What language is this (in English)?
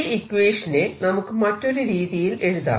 Malayalam